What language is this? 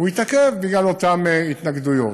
Hebrew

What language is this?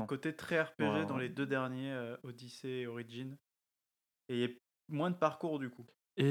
French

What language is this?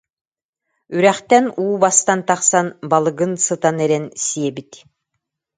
Yakut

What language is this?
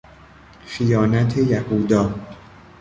Persian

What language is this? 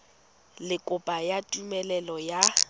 Tswana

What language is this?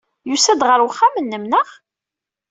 Kabyle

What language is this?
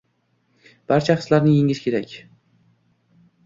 Uzbek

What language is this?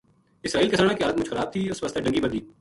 Gujari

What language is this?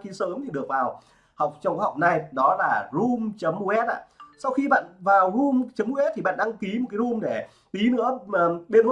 Vietnamese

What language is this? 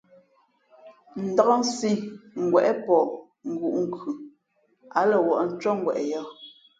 Fe'fe'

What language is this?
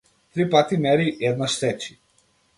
Macedonian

